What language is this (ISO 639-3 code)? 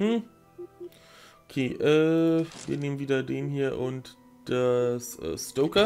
deu